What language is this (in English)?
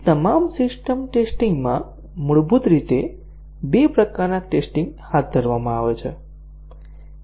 Gujarati